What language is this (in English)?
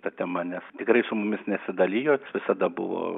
Lithuanian